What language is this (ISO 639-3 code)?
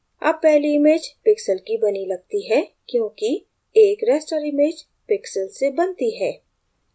hin